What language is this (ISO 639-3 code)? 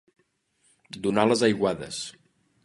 cat